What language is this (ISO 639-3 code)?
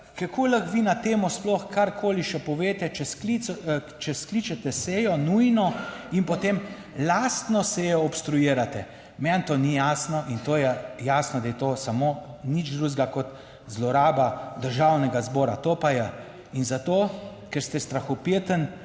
slv